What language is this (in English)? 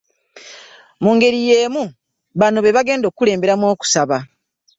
Ganda